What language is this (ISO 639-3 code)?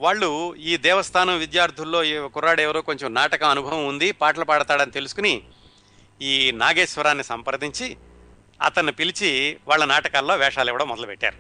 tel